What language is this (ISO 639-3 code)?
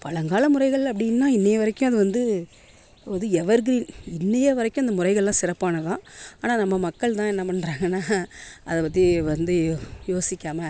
tam